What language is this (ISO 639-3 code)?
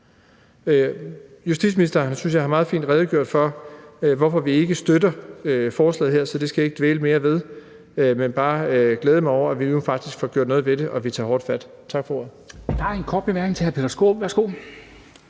dan